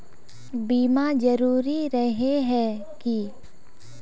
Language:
Magahi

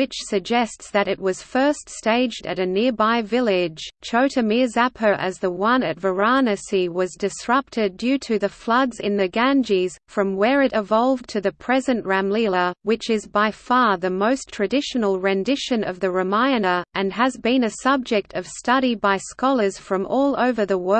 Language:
English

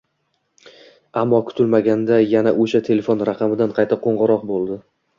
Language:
Uzbek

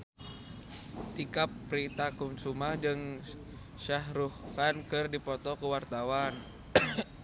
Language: Sundanese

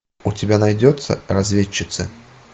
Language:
Russian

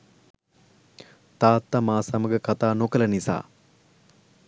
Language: Sinhala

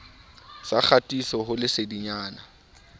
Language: Southern Sotho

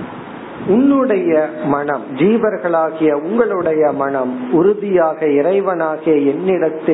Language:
Tamil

